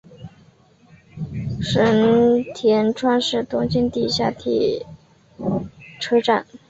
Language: Chinese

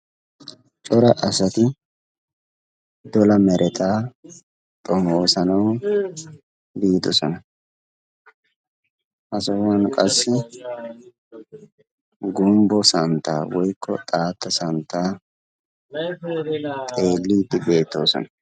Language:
Wolaytta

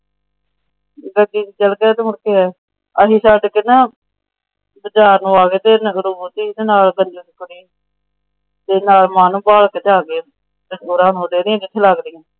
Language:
Punjabi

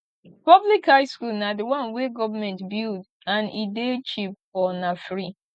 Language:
Nigerian Pidgin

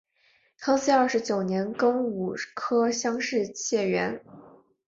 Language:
Chinese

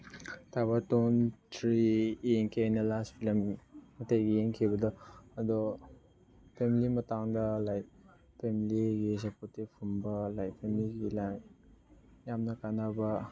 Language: Manipuri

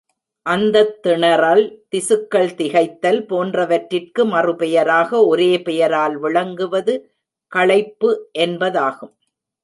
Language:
Tamil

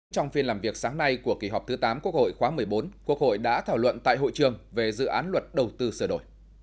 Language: Vietnamese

